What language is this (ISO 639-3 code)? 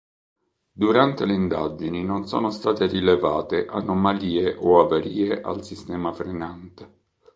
ita